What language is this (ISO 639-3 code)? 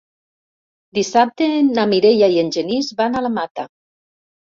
cat